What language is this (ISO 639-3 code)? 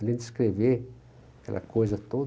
por